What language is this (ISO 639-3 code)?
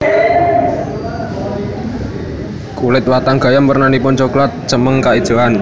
jav